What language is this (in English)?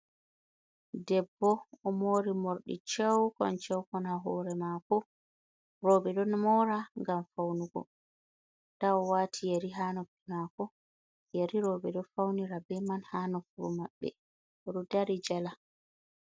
Fula